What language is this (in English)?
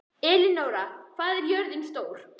Icelandic